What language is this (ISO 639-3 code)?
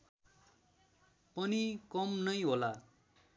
nep